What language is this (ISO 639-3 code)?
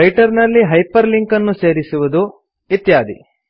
kan